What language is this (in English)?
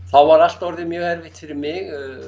Icelandic